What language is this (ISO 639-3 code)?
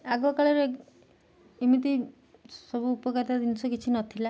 ori